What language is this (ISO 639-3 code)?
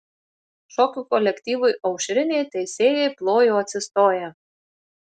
lit